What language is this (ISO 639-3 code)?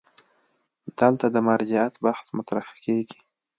pus